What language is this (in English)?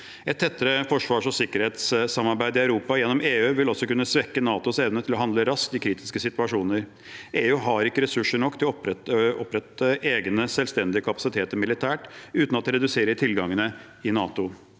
Norwegian